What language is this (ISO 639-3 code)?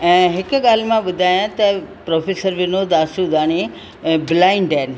snd